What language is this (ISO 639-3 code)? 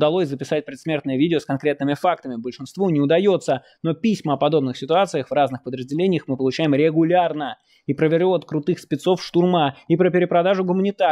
rus